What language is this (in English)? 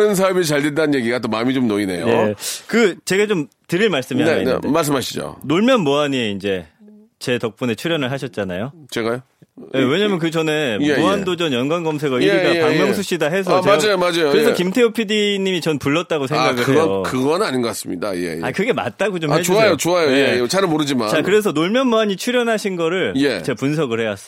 Korean